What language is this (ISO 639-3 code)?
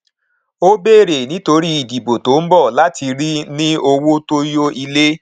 yor